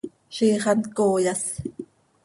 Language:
Seri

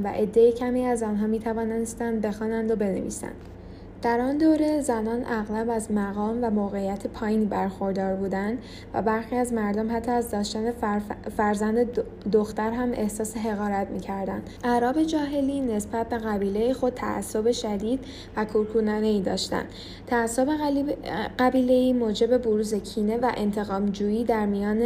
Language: Persian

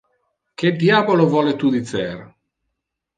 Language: Interlingua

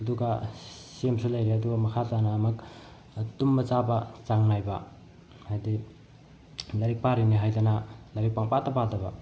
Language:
Manipuri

